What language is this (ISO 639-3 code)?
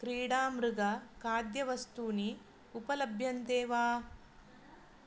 san